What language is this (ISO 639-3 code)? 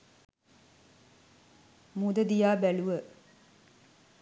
sin